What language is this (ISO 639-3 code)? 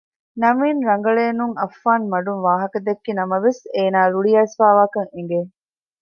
div